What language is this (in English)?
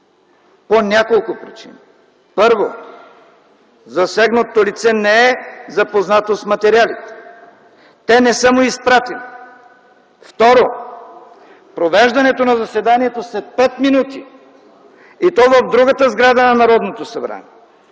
Bulgarian